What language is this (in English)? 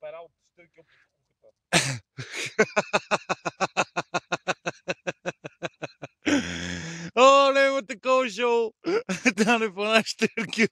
Bulgarian